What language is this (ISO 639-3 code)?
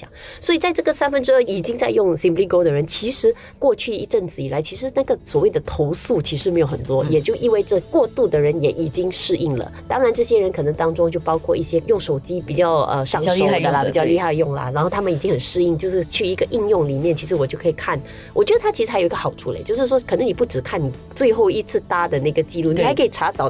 zho